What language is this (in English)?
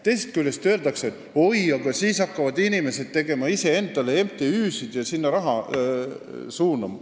Estonian